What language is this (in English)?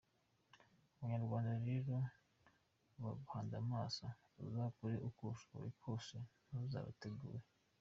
Kinyarwanda